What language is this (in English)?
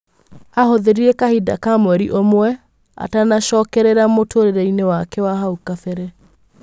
Kikuyu